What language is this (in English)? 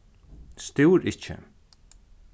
Faroese